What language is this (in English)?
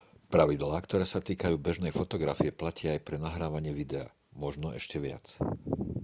Slovak